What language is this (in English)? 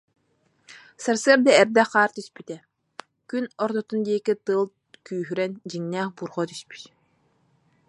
Yakut